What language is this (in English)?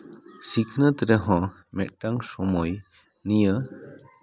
Santali